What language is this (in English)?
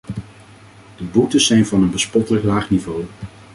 Dutch